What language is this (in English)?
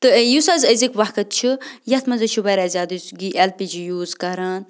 Kashmiri